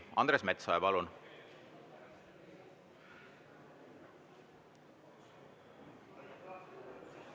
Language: Estonian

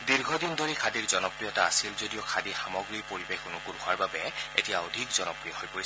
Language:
Assamese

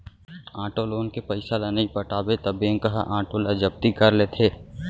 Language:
Chhattisgarhi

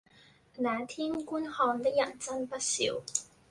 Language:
Cantonese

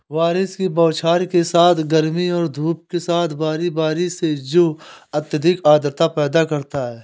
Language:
Hindi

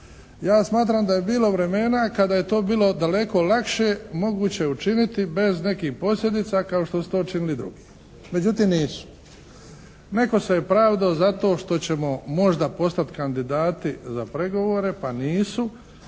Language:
Croatian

